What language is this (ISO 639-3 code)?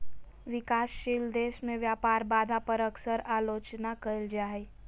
mag